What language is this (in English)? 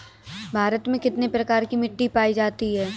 Hindi